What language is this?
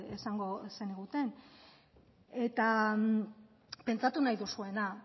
Basque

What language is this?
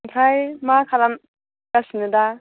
Bodo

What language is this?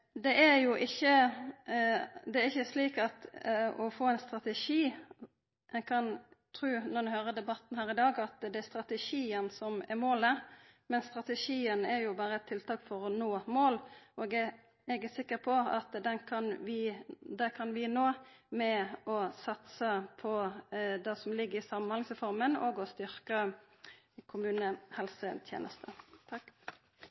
Norwegian Nynorsk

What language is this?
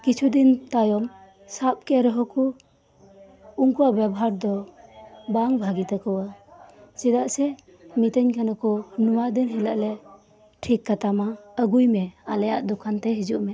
Santali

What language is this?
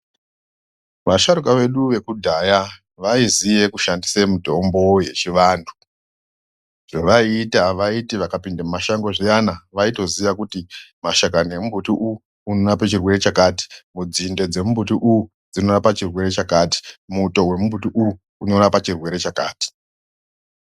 Ndau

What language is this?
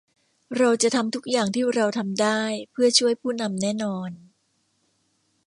Thai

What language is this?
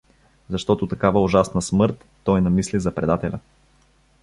Bulgarian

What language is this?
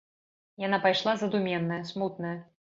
Belarusian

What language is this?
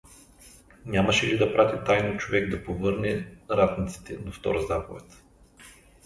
Bulgarian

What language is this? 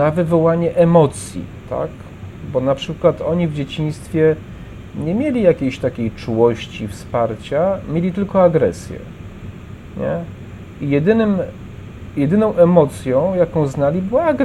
Polish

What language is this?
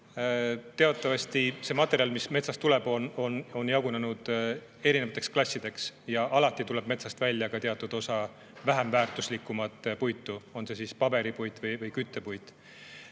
Estonian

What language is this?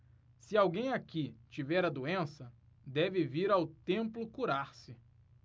Portuguese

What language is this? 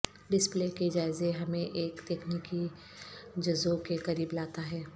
Urdu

